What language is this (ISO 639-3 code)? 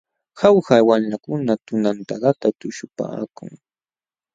qxw